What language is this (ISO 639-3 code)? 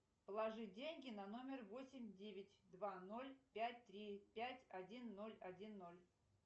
rus